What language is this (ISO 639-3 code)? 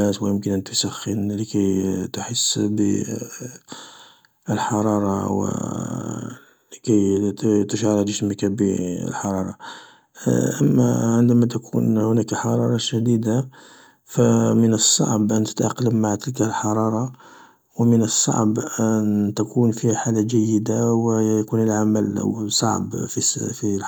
arq